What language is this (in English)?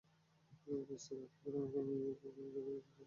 Bangla